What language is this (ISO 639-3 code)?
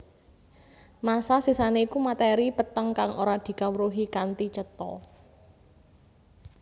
jav